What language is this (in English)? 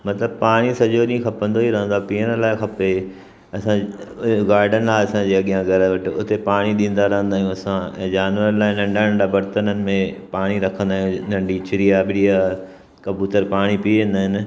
Sindhi